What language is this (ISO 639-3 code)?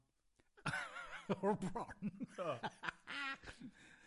cym